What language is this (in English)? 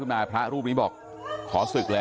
Thai